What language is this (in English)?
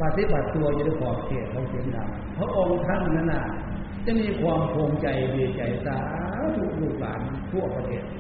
Thai